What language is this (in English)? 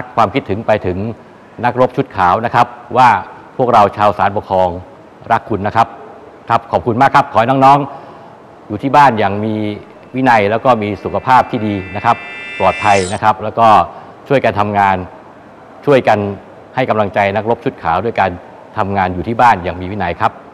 Thai